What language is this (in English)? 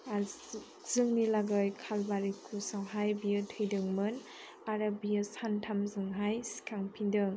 Bodo